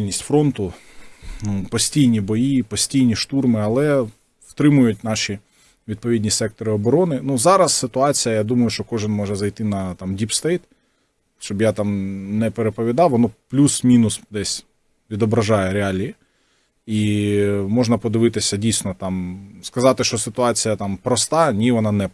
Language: Ukrainian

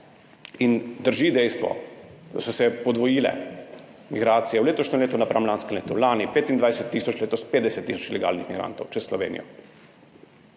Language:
Slovenian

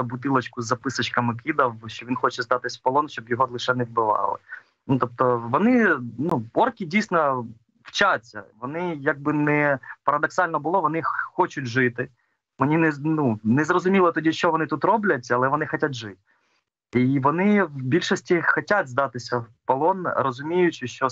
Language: Ukrainian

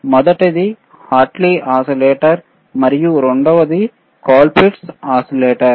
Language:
Telugu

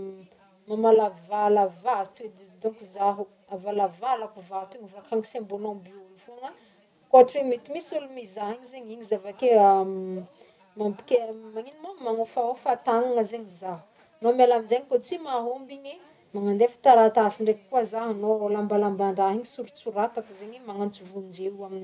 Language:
Northern Betsimisaraka Malagasy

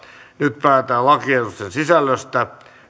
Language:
Finnish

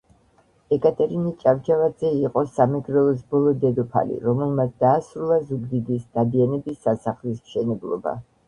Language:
Georgian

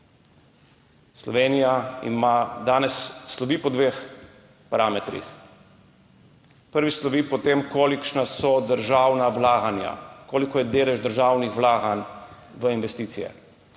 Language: Slovenian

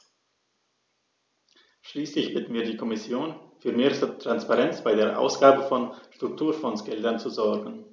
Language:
German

